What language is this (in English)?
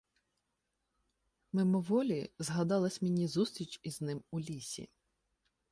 Ukrainian